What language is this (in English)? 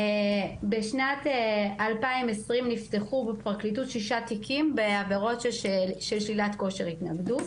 Hebrew